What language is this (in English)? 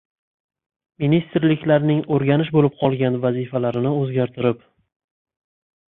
Uzbek